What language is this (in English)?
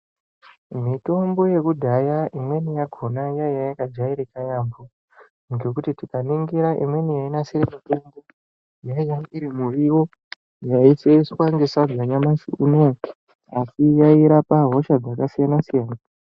Ndau